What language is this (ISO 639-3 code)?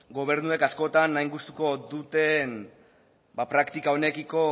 eus